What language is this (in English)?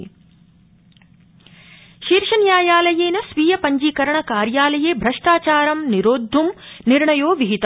Sanskrit